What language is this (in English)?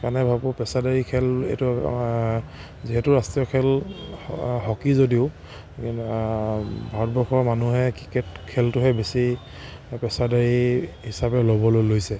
Assamese